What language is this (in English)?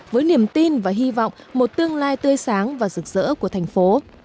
Vietnamese